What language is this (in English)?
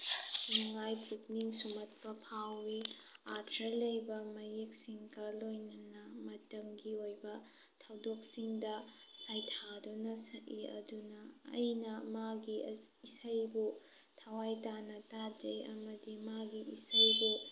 Manipuri